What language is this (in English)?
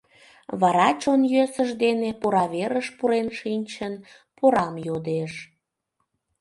Mari